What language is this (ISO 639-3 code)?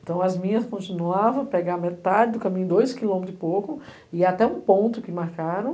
por